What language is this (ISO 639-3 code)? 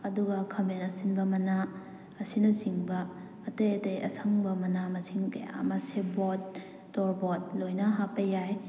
mni